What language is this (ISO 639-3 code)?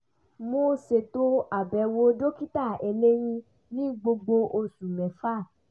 yor